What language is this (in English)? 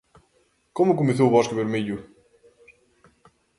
Galician